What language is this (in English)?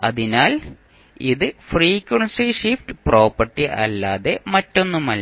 Malayalam